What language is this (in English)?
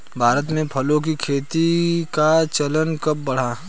Hindi